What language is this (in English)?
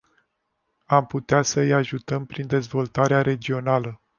Romanian